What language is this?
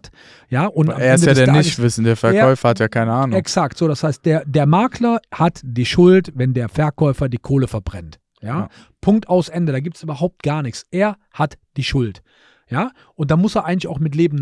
German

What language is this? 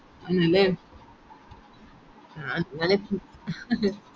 Malayalam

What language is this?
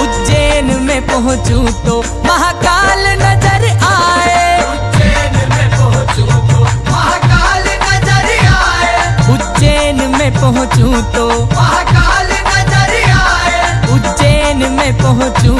Hindi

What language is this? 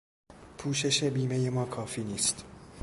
Persian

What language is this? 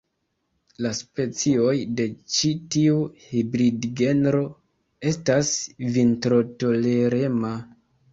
Esperanto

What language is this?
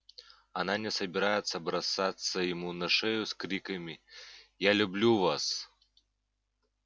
Russian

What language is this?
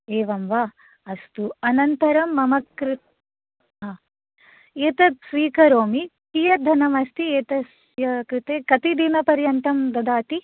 Sanskrit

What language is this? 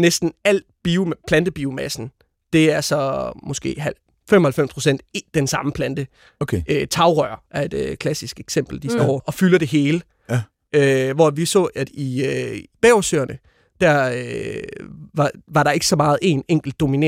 Danish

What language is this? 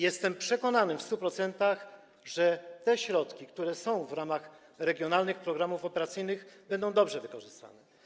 Polish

